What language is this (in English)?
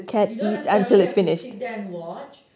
English